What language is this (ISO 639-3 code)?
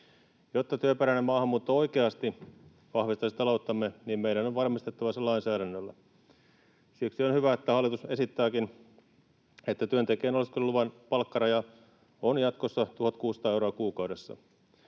fin